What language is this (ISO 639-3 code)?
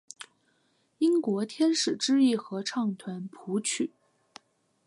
zho